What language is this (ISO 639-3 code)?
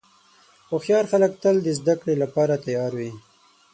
pus